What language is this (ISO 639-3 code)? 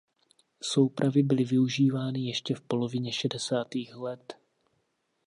ces